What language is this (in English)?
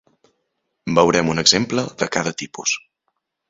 Catalan